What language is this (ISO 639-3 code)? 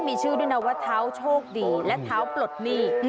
tha